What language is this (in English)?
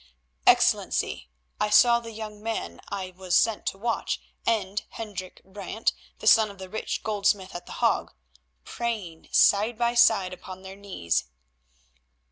English